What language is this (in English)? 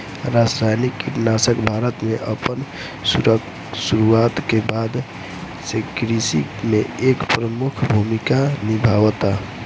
Bhojpuri